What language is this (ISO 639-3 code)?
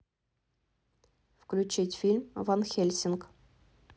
rus